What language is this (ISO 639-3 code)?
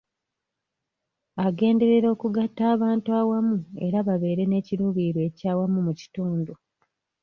lug